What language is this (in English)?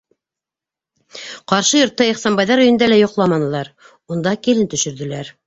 Bashkir